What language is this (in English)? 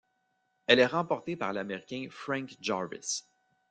French